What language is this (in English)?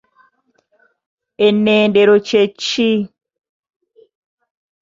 Ganda